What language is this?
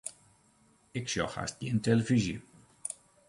Western Frisian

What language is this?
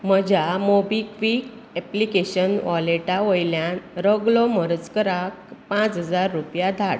Konkani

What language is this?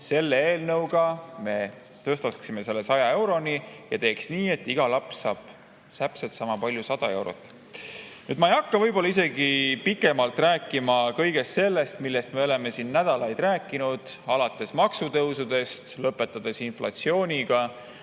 Estonian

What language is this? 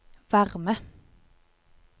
Norwegian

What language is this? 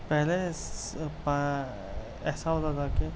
Urdu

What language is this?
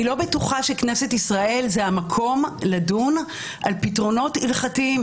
Hebrew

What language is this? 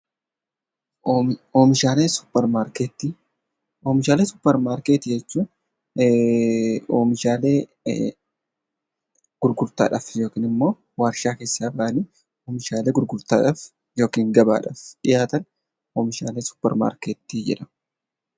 Oromo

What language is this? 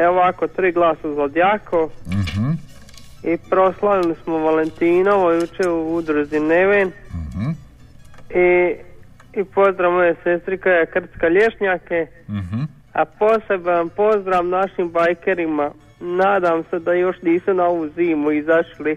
Croatian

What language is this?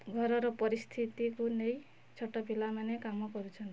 Odia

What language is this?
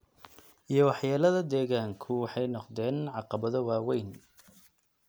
Somali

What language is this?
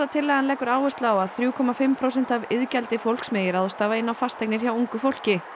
Icelandic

